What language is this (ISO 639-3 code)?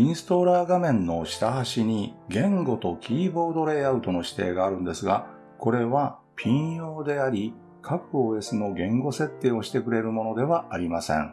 jpn